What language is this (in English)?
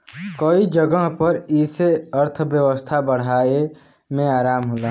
Bhojpuri